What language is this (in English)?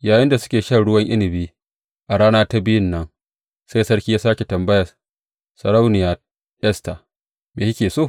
Hausa